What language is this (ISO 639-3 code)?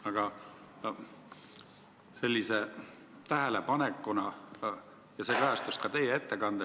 est